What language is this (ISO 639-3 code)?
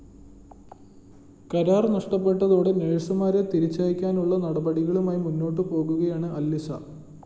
mal